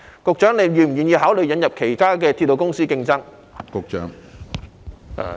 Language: Cantonese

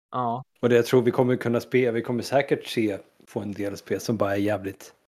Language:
Swedish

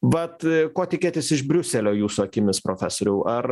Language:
Lithuanian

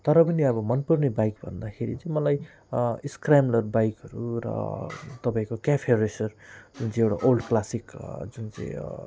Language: Nepali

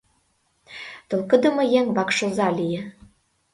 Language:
Mari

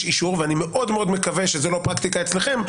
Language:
Hebrew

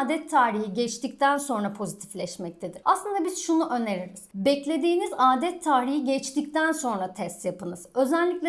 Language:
Turkish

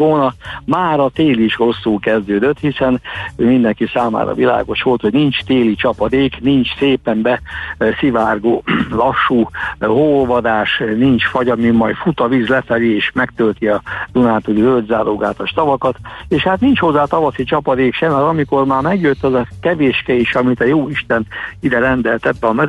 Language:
Hungarian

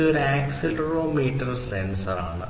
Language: Malayalam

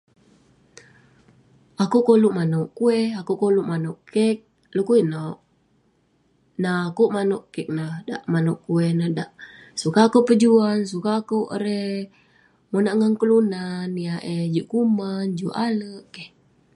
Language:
Western Penan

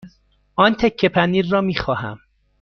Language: Persian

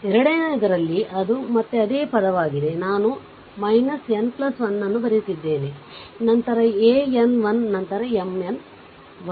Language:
Kannada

